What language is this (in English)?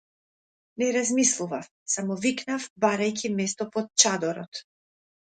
Macedonian